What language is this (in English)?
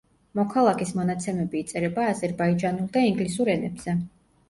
Georgian